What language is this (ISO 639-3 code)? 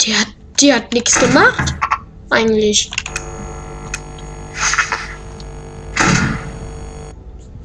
deu